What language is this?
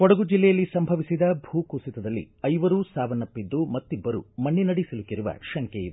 Kannada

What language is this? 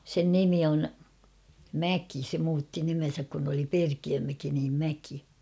Finnish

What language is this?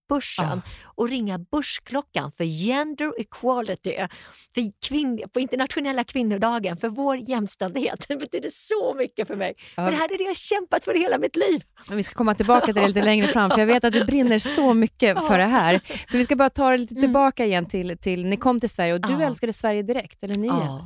Swedish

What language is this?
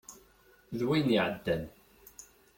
Kabyle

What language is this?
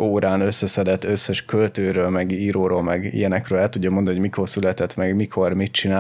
Hungarian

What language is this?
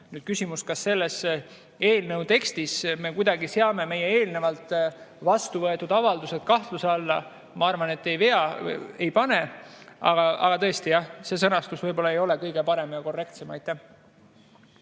Estonian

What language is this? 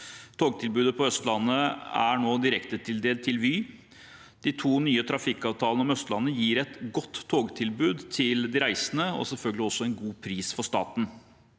Norwegian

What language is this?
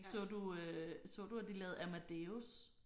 Danish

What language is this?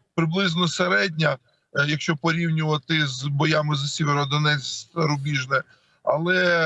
Ukrainian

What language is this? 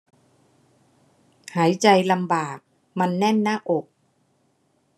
Thai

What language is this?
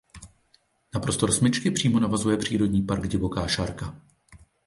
Czech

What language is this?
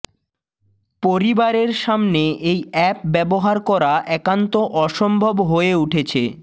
Bangla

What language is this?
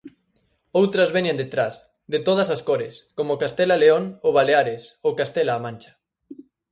Galician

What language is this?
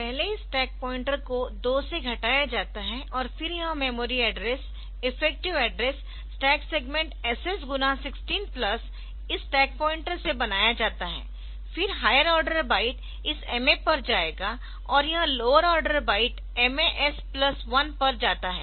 Hindi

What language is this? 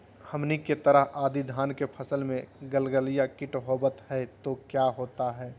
Magahi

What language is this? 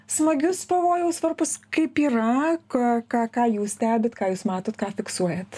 Lithuanian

